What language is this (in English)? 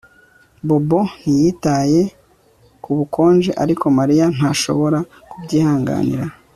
Kinyarwanda